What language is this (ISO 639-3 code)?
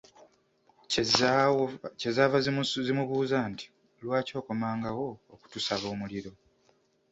lug